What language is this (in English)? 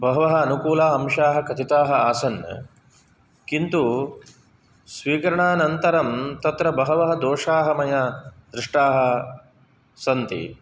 Sanskrit